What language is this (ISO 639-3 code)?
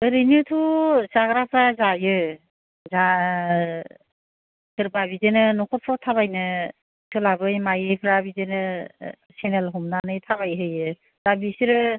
brx